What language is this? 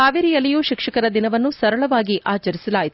Kannada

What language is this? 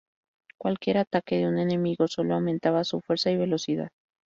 Spanish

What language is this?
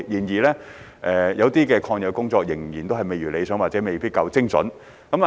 Cantonese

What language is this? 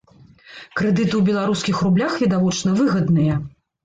Belarusian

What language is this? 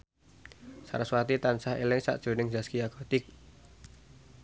Javanese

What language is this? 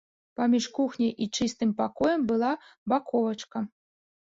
Belarusian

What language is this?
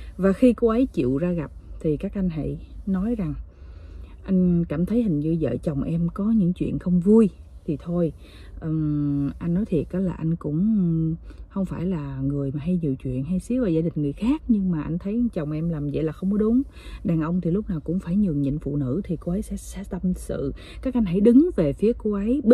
Vietnamese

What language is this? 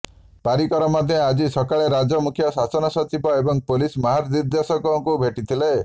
Odia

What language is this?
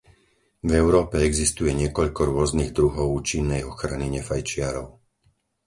Slovak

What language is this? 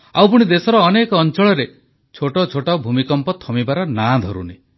Odia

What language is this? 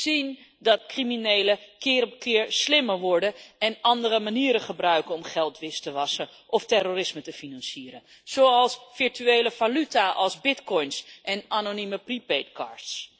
Dutch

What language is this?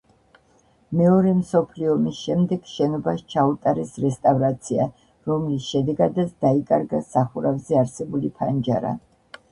Georgian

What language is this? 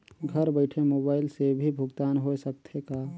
Chhattisgarhi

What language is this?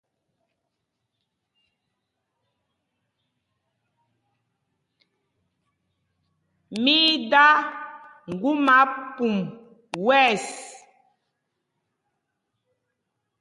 Mpumpong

